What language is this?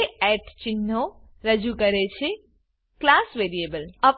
Gujarati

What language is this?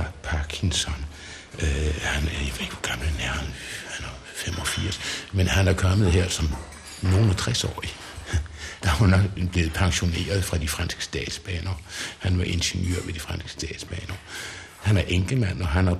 Danish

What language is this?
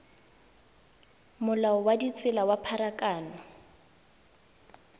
Tswana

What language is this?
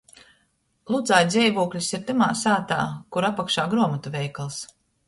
Latgalian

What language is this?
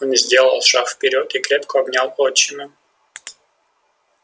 Russian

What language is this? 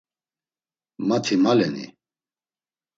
Laz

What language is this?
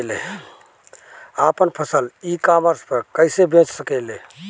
Bhojpuri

